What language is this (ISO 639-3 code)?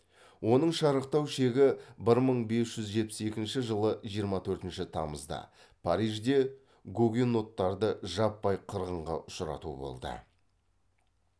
kaz